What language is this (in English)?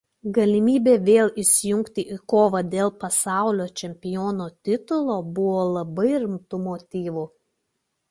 Lithuanian